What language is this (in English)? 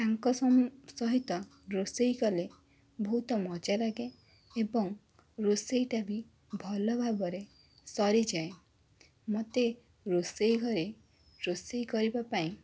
Odia